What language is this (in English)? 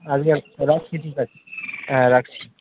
Bangla